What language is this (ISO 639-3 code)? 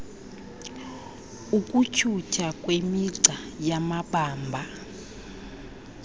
xho